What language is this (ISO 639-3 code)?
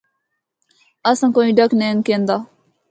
hno